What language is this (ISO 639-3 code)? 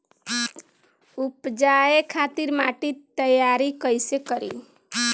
bho